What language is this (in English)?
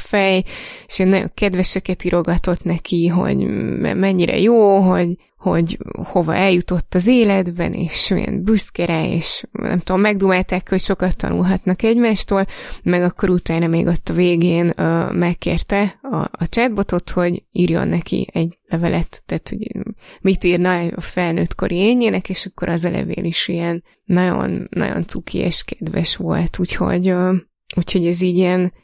Hungarian